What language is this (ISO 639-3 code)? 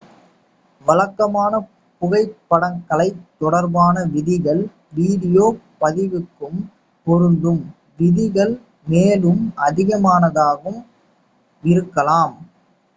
tam